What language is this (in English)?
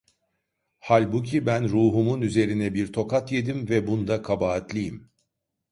Turkish